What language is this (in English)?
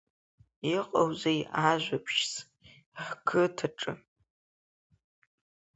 Abkhazian